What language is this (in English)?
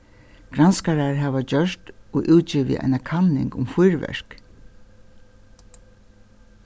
Faroese